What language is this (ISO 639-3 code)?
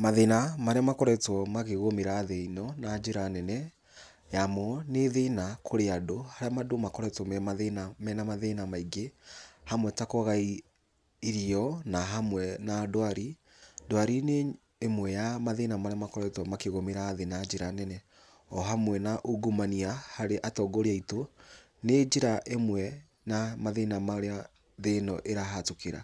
kik